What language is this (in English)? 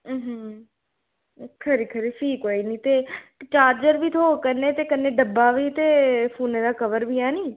Dogri